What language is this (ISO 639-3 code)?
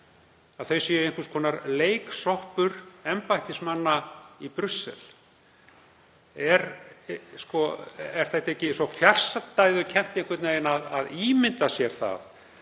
isl